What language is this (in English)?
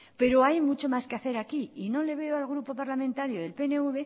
Spanish